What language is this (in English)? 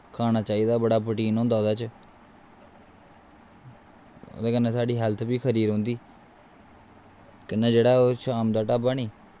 Dogri